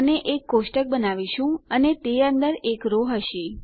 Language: Gujarati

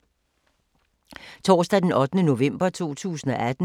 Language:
Danish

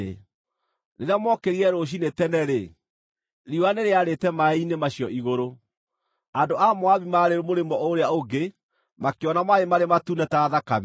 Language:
Kikuyu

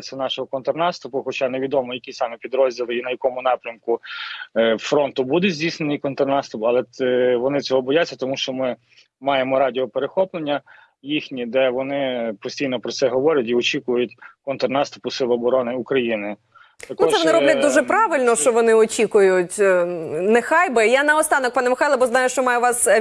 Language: Ukrainian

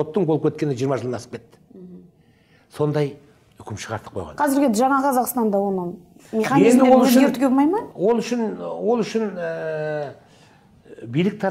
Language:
Turkish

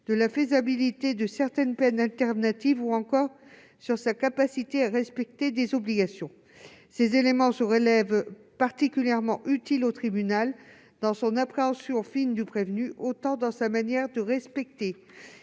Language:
French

